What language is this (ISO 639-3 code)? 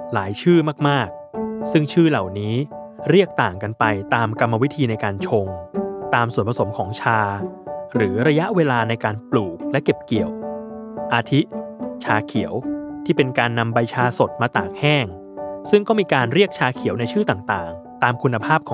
tha